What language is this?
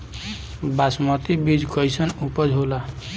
Bhojpuri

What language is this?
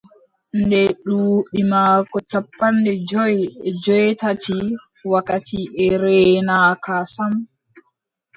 Adamawa Fulfulde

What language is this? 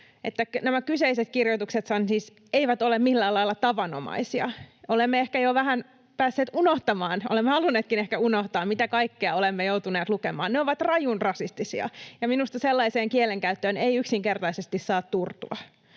Finnish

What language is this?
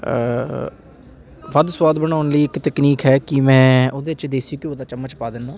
Punjabi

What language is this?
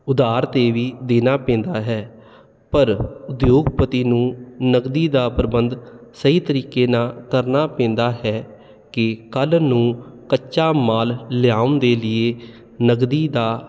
Punjabi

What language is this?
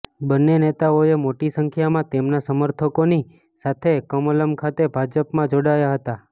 Gujarati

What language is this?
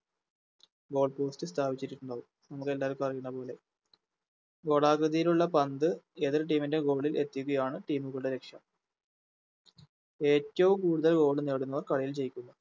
Malayalam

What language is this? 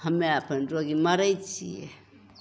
Maithili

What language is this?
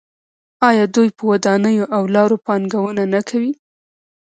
Pashto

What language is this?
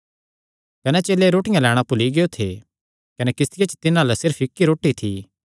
Kangri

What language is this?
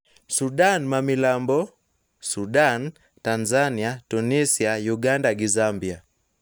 Luo (Kenya and Tanzania)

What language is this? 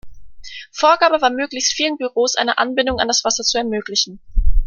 German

